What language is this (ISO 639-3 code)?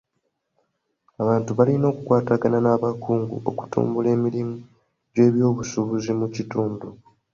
lug